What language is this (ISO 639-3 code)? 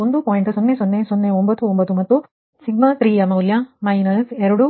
kan